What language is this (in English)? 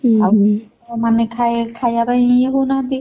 Odia